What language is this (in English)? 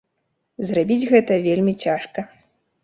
Belarusian